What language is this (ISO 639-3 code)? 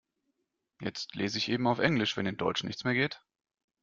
deu